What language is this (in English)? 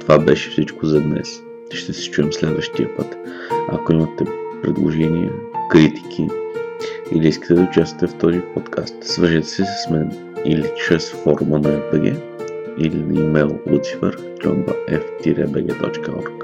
Bulgarian